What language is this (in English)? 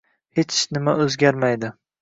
Uzbek